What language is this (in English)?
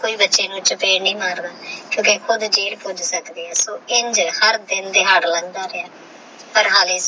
Punjabi